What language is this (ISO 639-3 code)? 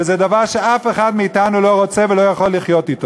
heb